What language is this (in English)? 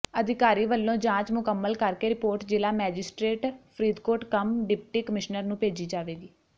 Punjabi